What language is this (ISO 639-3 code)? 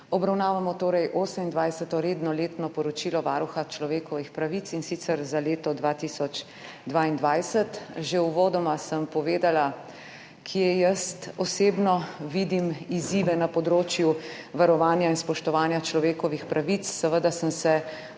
slv